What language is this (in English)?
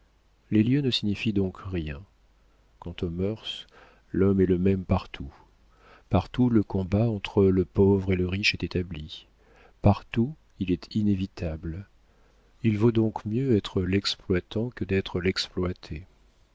French